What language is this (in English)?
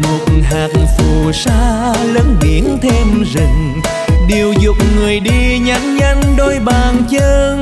Vietnamese